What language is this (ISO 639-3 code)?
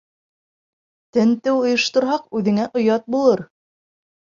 bak